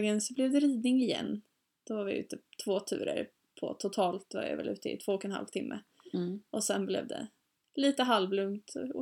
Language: Swedish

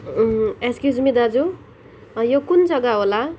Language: Nepali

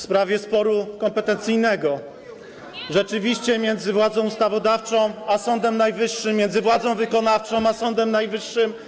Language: Polish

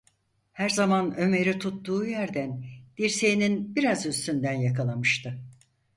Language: Turkish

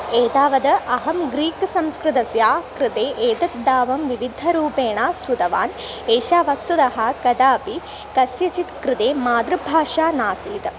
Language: Sanskrit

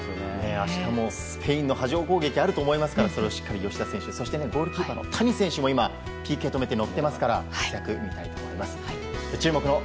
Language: Japanese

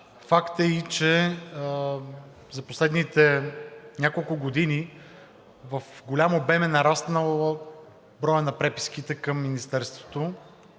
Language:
Bulgarian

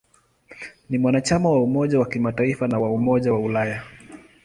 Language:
Swahili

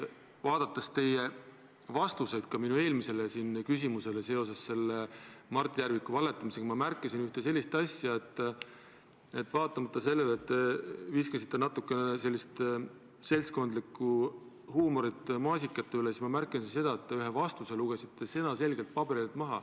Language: Estonian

